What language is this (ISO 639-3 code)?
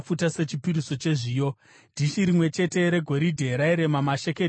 sna